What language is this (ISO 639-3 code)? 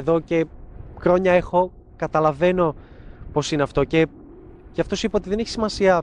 ell